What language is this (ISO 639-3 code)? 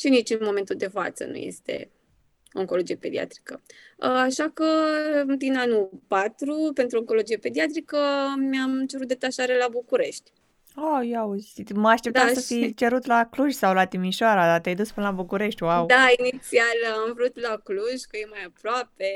ron